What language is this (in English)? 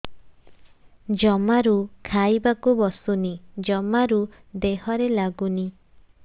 Odia